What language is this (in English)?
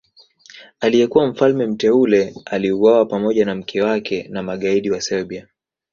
Swahili